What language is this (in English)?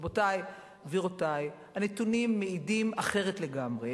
Hebrew